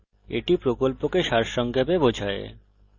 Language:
Bangla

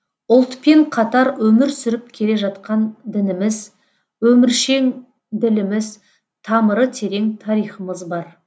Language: Kazakh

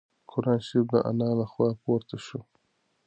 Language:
Pashto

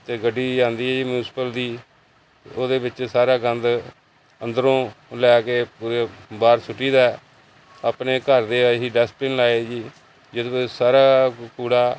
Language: Punjabi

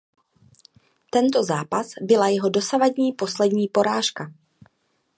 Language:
Czech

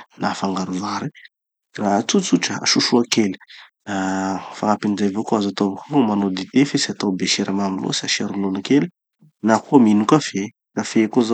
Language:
Tanosy Malagasy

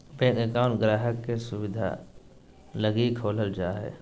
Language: Magahi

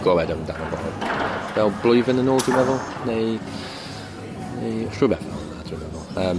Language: Welsh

